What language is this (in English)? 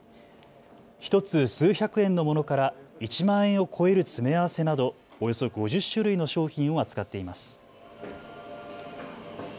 Japanese